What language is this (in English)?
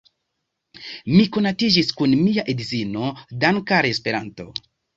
Esperanto